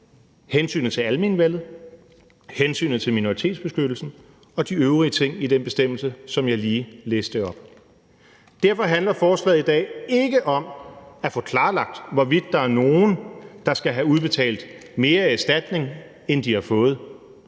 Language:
Danish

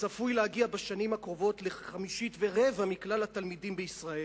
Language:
Hebrew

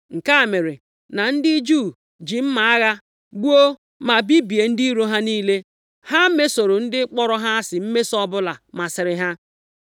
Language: Igbo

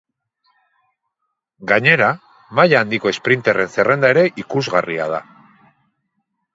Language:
Basque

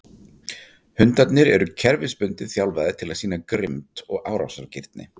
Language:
Icelandic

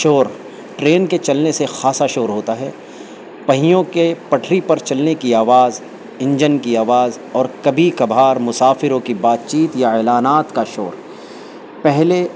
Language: Urdu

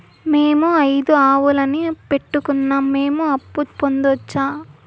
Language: Telugu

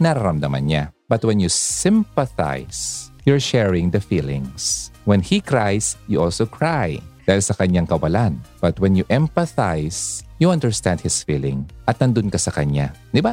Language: Filipino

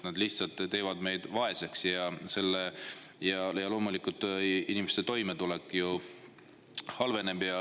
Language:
Estonian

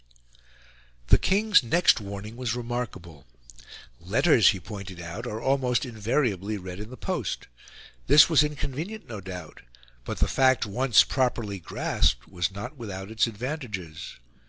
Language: English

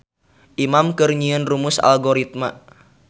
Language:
Sundanese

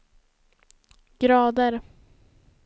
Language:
Swedish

